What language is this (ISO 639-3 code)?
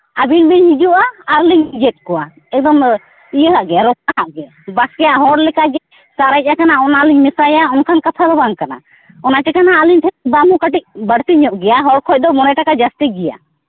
sat